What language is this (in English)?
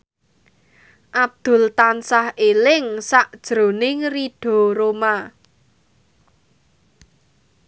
Javanese